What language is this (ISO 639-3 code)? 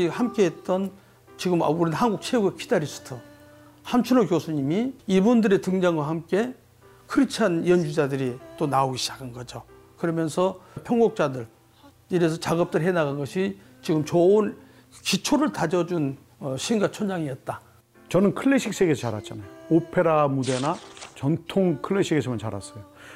kor